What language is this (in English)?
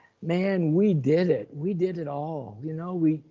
English